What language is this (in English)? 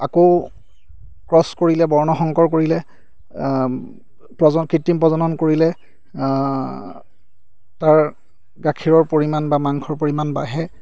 Assamese